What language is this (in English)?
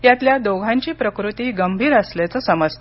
Marathi